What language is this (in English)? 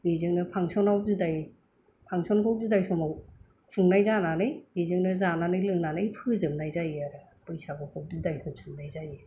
Bodo